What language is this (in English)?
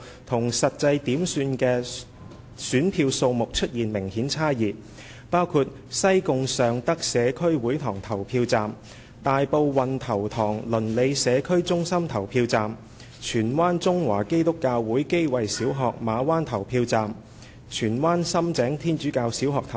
Cantonese